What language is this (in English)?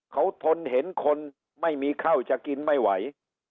Thai